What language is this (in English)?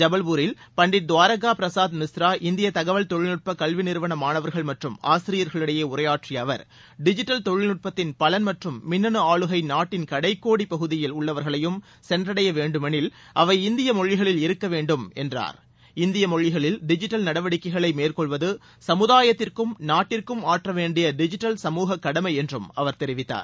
Tamil